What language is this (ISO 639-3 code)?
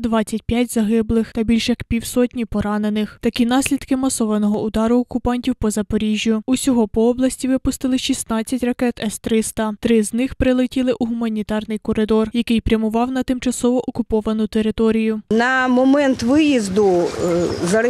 ukr